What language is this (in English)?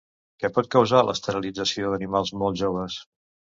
Catalan